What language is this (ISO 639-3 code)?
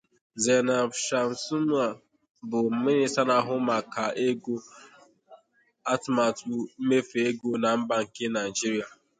ibo